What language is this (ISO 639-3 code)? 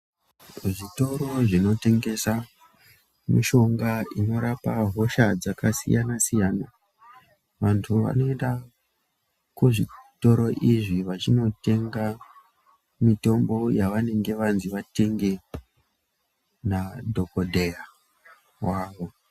ndc